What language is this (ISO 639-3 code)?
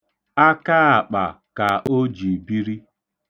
ibo